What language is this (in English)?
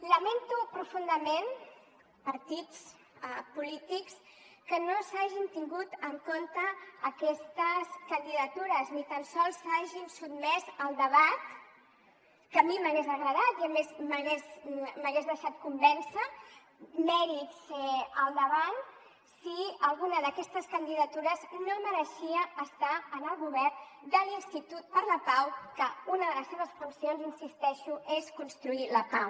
Catalan